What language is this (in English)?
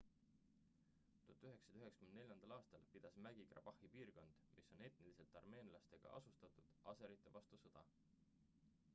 Estonian